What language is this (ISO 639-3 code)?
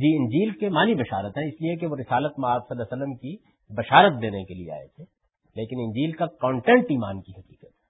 urd